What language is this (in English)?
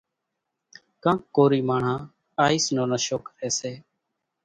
Kachi Koli